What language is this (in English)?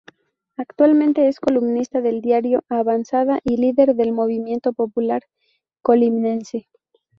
Spanish